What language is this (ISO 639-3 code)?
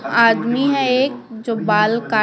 hin